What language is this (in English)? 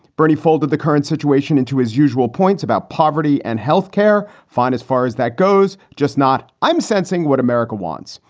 English